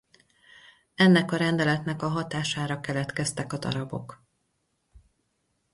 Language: Hungarian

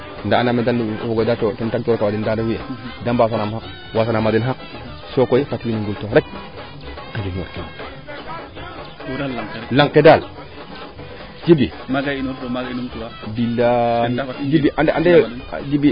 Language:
Serer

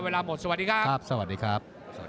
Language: Thai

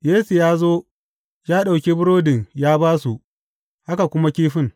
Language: Hausa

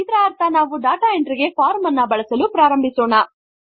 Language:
Kannada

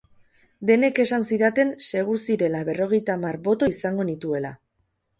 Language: Basque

